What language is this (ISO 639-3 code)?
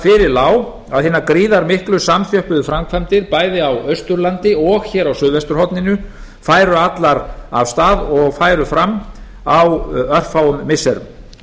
isl